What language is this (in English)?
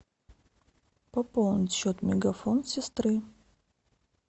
Russian